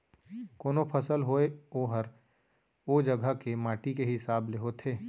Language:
Chhattisgarhi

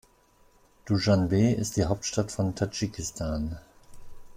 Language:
German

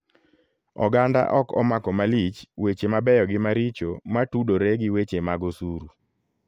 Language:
Luo (Kenya and Tanzania)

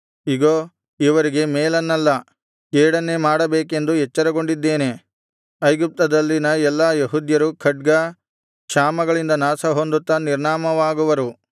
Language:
Kannada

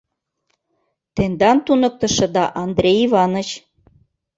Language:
Mari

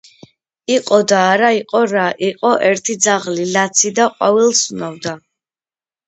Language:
Georgian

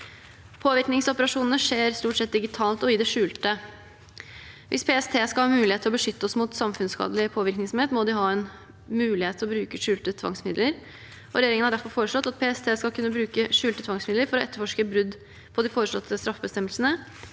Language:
Norwegian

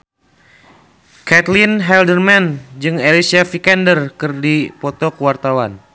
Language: Sundanese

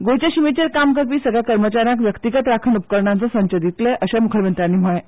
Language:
Konkani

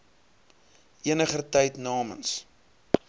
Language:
Afrikaans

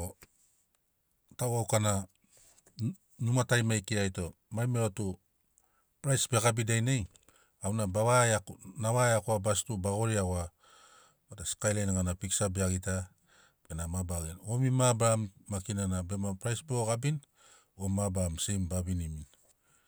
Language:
Sinaugoro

